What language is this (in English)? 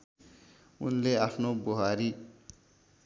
Nepali